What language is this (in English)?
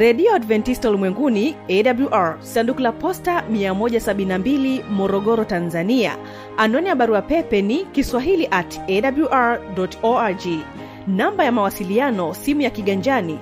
Swahili